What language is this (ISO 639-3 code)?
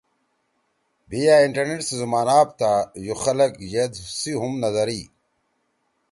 trw